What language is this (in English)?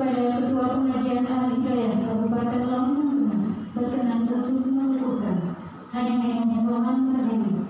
Indonesian